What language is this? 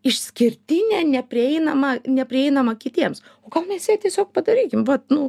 Lithuanian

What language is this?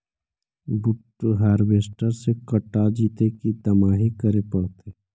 Magahi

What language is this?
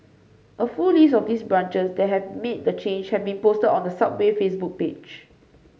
English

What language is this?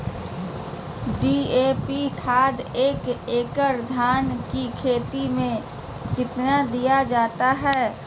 Magahi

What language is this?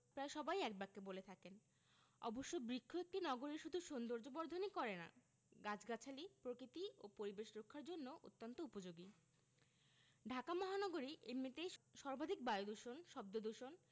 Bangla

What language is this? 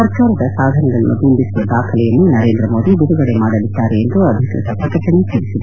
Kannada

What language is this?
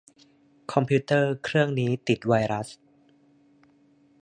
Thai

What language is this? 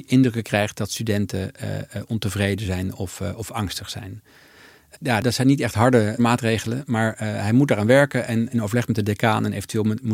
Dutch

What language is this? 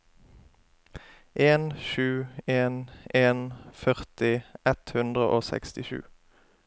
Norwegian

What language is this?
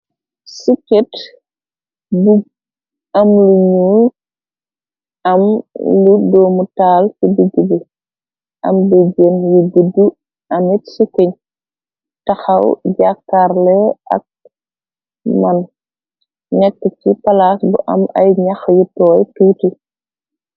Wolof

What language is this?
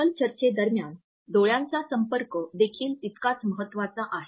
Marathi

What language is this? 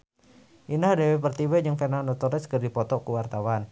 Sundanese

